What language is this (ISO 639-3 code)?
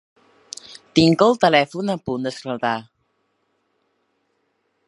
cat